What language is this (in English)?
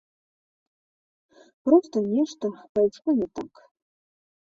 Belarusian